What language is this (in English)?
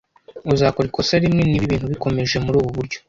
Kinyarwanda